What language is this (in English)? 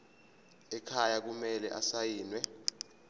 Zulu